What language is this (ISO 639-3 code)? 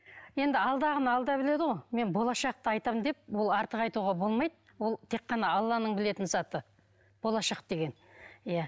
kaz